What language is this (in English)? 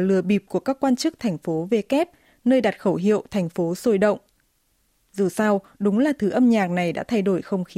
Vietnamese